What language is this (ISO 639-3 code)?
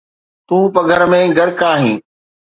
snd